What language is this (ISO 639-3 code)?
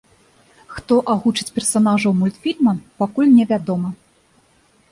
bel